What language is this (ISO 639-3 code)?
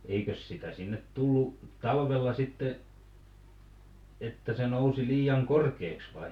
fin